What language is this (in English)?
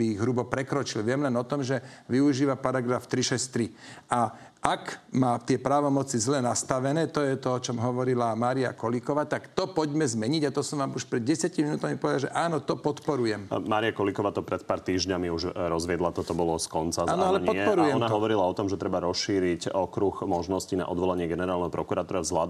Slovak